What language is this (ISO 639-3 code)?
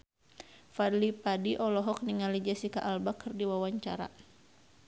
sun